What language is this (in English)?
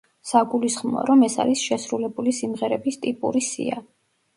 Georgian